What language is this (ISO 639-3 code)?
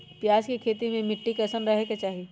mag